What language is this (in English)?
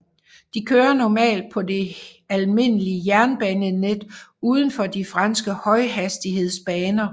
Danish